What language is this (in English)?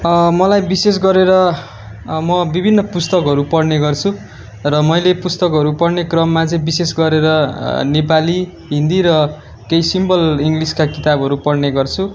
Nepali